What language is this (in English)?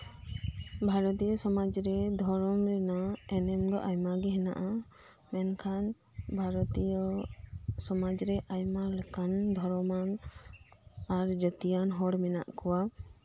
Santali